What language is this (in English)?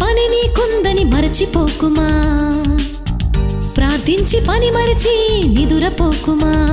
Telugu